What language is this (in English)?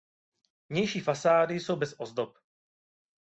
Czech